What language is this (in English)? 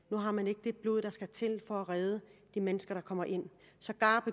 Danish